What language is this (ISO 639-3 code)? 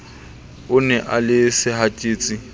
sot